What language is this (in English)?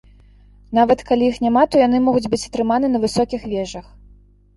Belarusian